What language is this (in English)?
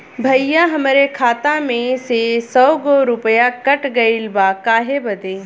Bhojpuri